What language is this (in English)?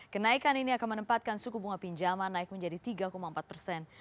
Indonesian